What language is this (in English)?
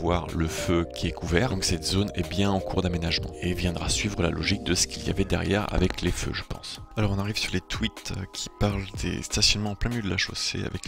French